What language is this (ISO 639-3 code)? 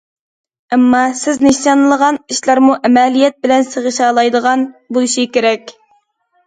uig